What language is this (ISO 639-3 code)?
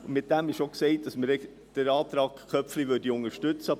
gsw